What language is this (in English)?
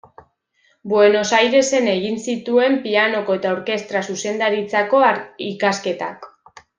Basque